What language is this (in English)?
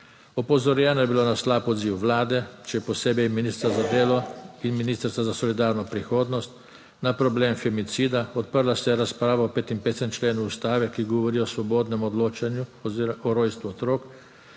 Slovenian